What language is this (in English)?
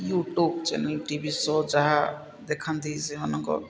Odia